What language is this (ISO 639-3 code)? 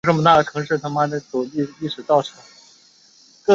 zho